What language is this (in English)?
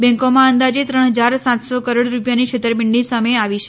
Gujarati